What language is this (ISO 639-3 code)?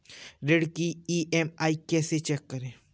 hin